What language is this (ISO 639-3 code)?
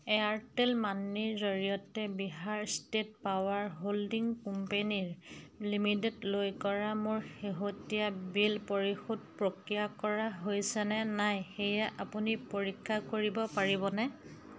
asm